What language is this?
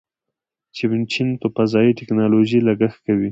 Pashto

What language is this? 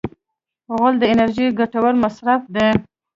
Pashto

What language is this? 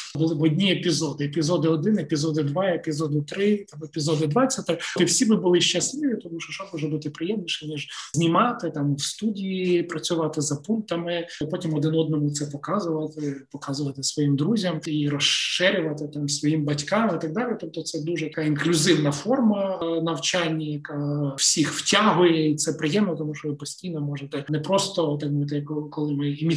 Ukrainian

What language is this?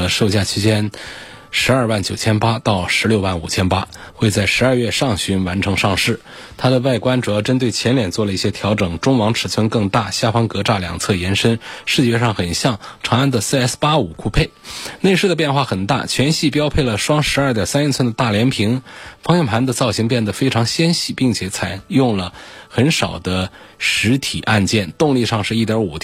Chinese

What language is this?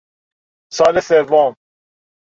Persian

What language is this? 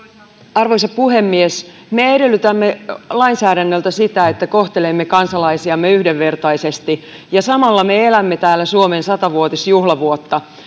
Finnish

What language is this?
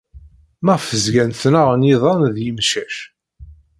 Kabyle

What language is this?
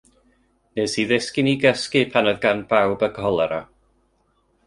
Welsh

